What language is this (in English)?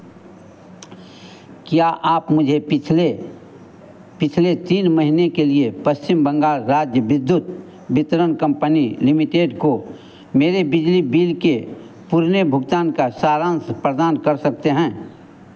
Hindi